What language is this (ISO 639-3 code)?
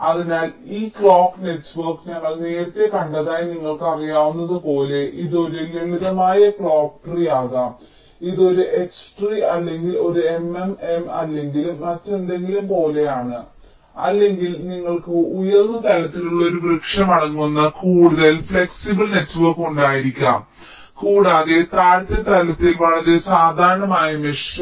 mal